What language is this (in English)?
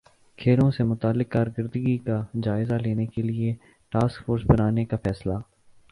Urdu